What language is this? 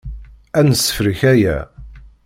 Kabyle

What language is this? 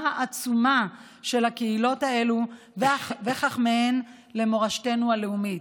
Hebrew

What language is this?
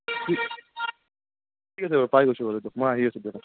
Assamese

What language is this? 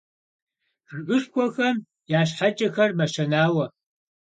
Kabardian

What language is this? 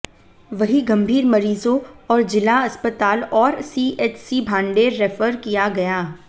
Hindi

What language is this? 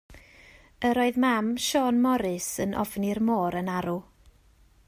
Welsh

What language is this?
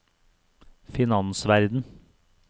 Norwegian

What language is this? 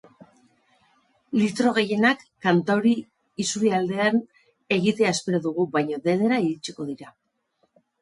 Basque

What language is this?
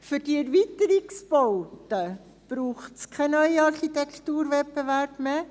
Swiss German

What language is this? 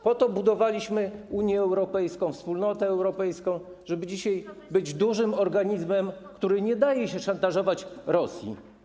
Polish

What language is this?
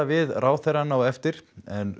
Icelandic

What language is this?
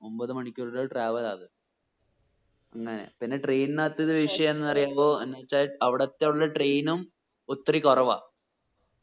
Malayalam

